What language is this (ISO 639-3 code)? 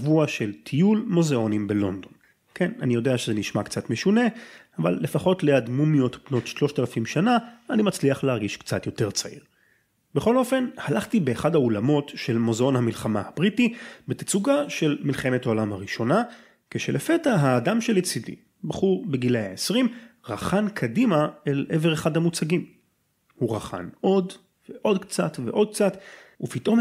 heb